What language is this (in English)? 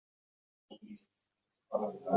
Uzbek